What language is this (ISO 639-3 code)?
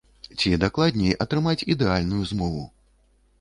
bel